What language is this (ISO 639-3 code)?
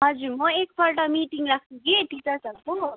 nep